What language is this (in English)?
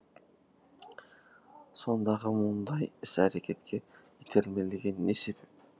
Kazakh